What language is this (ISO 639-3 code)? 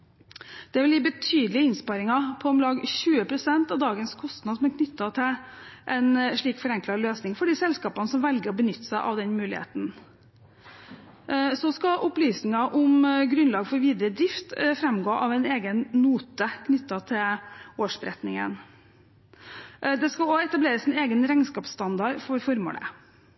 nob